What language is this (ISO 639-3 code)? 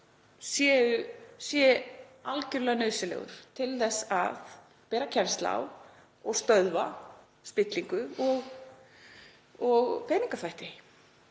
isl